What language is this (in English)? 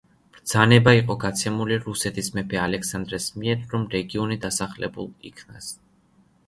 Georgian